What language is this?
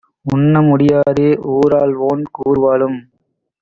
Tamil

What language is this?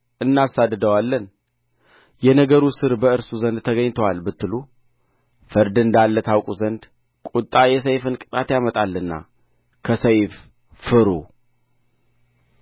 Amharic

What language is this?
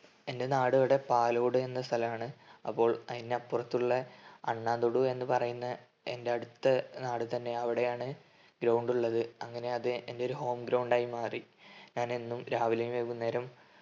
Malayalam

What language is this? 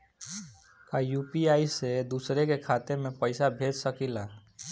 Bhojpuri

